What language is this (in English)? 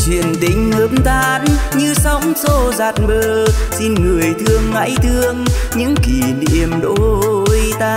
Vietnamese